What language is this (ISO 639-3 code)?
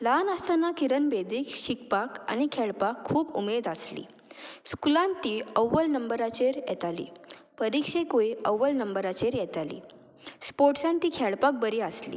kok